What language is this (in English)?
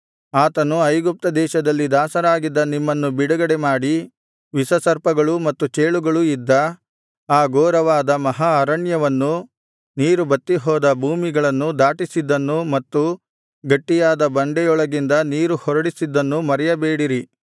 Kannada